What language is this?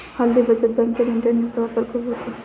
Marathi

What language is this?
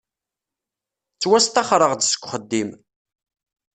Kabyle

